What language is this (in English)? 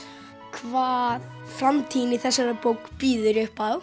Icelandic